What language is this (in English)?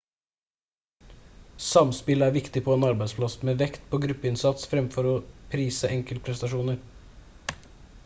Norwegian Bokmål